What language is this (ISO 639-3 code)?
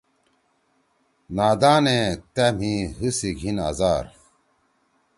trw